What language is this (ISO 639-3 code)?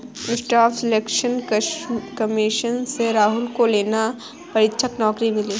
hin